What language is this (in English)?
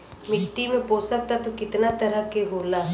Bhojpuri